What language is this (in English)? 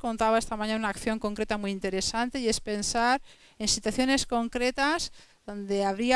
Spanish